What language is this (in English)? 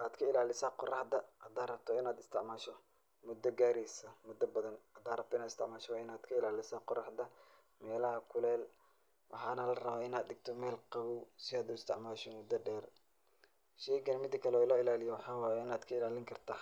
Somali